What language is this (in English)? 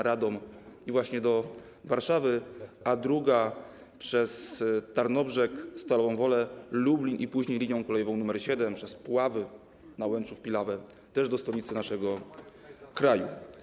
Polish